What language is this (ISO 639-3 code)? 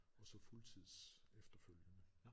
dan